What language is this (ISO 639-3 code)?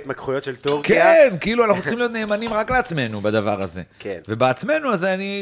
heb